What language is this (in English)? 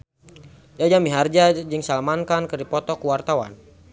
Sundanese